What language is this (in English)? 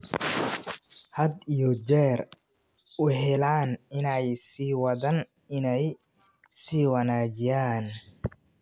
Somali